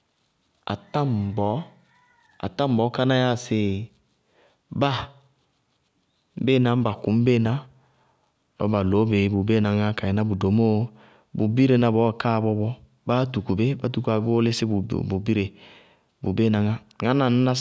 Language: Bago-Kusuntu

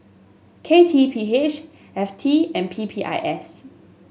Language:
English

